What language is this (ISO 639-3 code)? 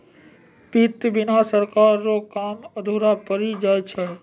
mai